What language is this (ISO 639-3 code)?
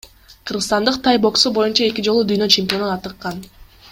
kir